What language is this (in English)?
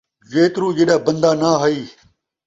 Saraiki